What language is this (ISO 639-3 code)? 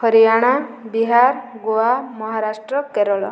ori